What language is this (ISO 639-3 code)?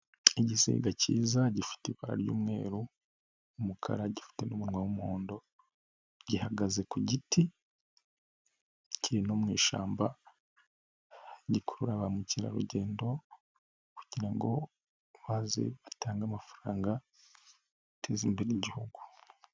kin